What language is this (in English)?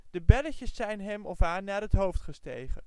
Dutch